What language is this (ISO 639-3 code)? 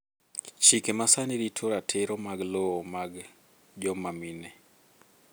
luo